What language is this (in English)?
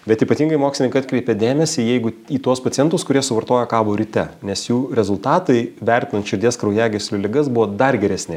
Lithuanian